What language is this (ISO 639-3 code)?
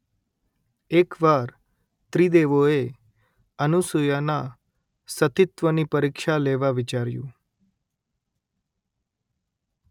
guj